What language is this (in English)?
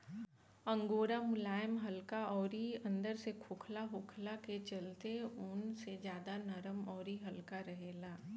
Bhojpuri